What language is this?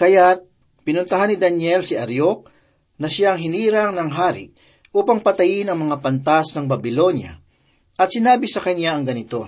Filipino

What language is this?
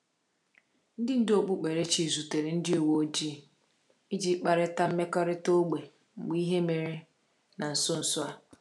Igbo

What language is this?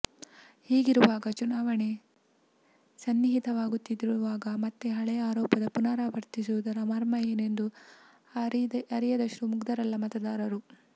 Kannada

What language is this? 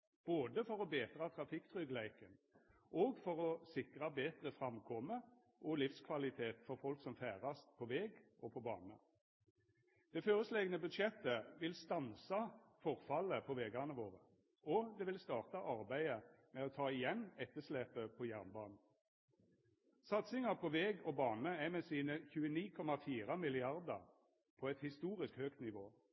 Norwegian Nynorsk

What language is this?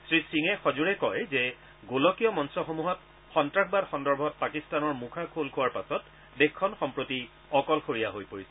Assamese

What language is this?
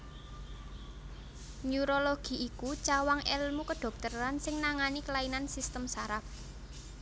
Javanese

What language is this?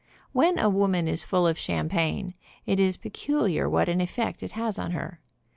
English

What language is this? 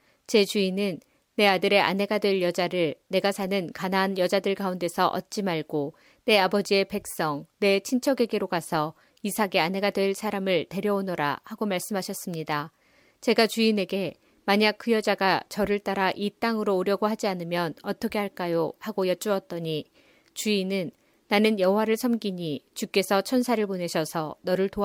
Korean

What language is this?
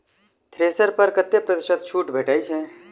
Maithili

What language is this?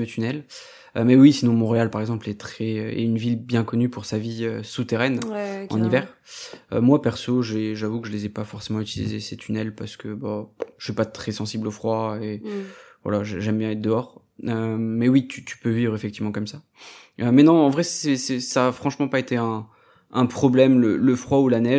French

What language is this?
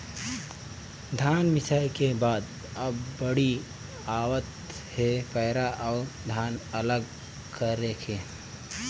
Chhattisgarhi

